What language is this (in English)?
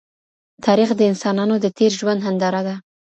Pashto